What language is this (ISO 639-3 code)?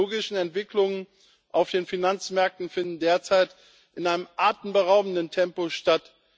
deu